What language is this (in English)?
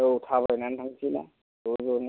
Bodo